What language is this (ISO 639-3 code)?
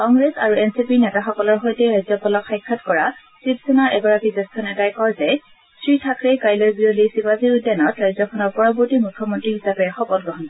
asm